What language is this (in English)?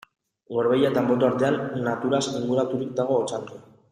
Basque